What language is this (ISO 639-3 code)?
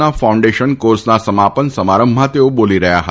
guj